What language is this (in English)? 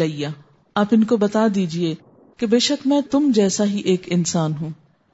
Urdu